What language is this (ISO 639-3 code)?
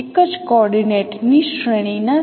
guj